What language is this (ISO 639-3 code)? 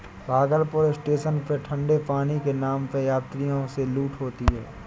hin